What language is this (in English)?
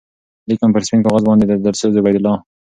Pashto